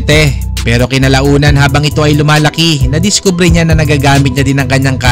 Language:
Filipino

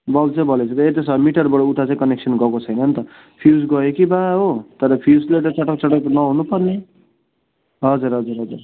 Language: Nepali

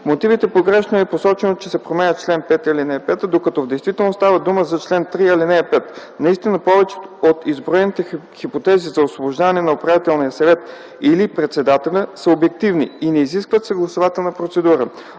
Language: Bulgarian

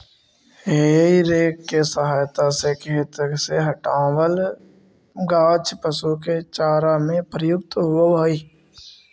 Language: Magahi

